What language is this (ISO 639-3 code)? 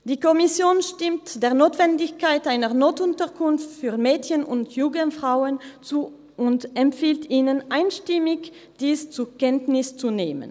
gsw